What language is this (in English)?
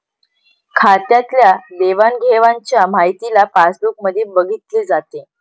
Marathi